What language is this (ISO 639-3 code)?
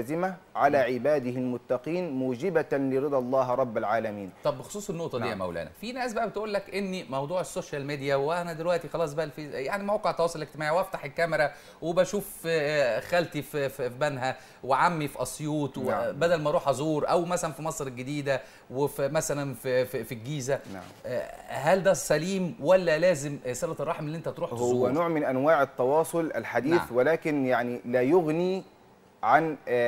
ara